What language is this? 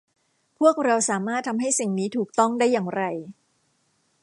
Thai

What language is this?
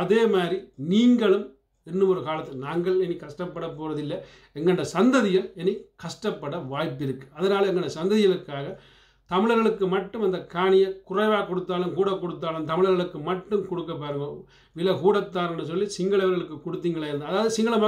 Thai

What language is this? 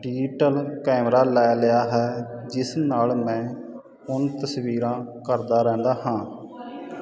Punjabi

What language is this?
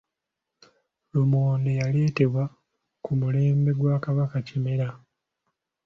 Ganda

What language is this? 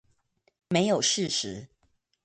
Chinese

